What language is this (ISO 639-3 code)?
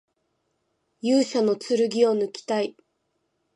jpn